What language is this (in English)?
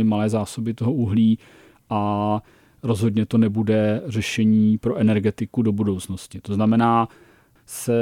Czech